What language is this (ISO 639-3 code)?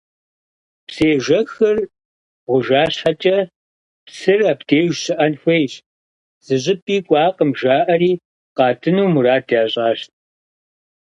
kbd